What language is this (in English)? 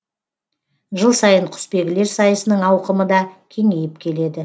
Kazakh